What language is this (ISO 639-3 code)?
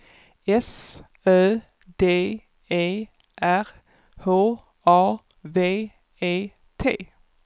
swe